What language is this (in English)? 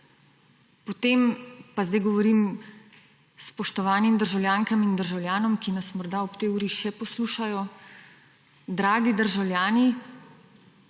Slovenian